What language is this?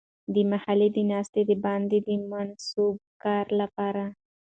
Pashto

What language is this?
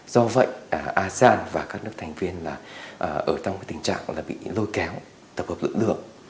Vietnamese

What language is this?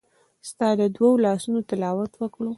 Pashto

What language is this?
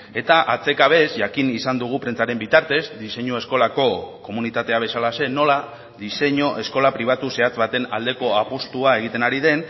Basque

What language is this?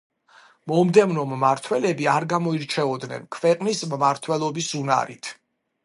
Georgian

